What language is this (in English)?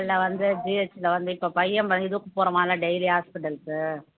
Tamil